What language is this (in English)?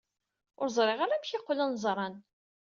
Kabyle